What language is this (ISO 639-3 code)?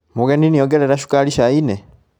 kik